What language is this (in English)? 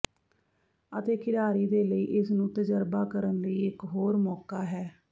Punjabi